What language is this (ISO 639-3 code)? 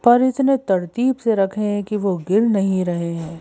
hin